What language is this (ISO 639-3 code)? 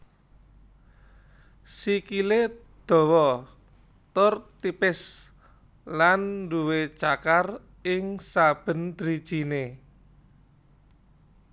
jav